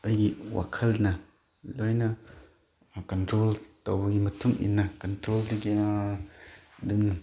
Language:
Manipuri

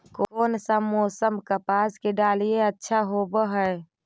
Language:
Magahi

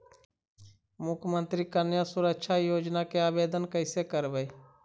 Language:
Magahi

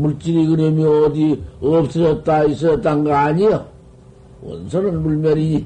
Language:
Korean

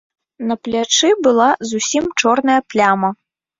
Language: Belarusian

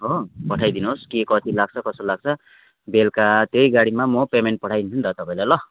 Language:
Nepali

